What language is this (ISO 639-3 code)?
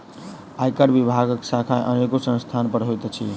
mai